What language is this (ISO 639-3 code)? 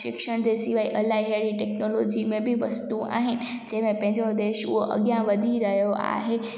snd